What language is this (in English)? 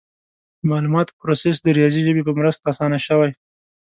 Pashto